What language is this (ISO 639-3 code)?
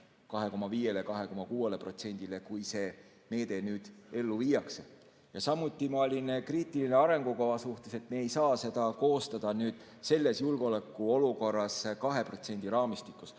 est